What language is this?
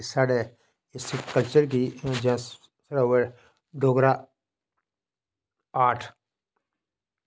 Dogri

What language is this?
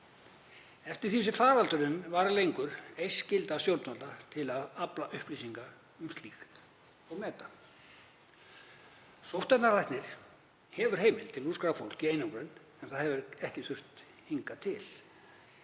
Icelandic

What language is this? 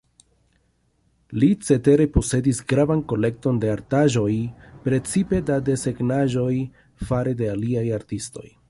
Esperanto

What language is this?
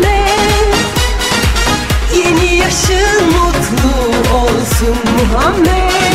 Turkish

